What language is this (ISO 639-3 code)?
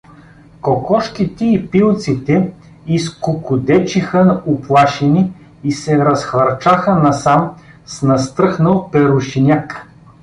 bul